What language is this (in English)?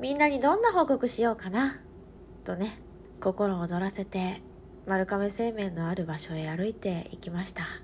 Japanese